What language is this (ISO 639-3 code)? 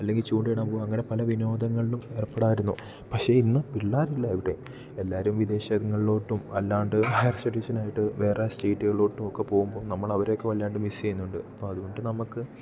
mal